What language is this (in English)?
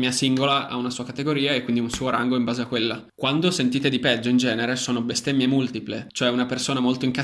Italian